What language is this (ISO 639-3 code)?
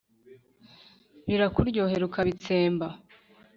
kin